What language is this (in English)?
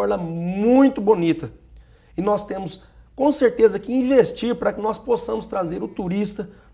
Portuguese